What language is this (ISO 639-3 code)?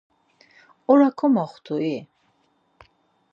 lzz